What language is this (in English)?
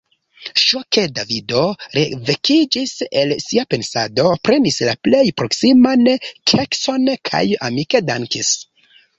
Esperanto